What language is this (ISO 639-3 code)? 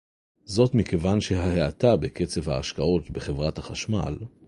heb